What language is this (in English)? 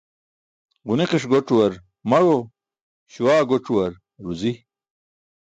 Burushaski